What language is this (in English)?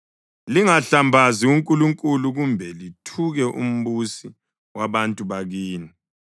North Ndebele